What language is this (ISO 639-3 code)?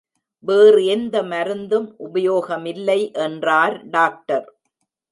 tam